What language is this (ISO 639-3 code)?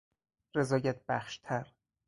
fas